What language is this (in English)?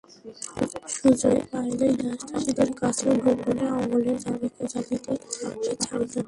Bangla